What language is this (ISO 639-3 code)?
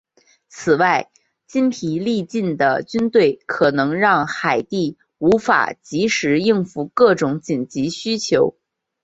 zho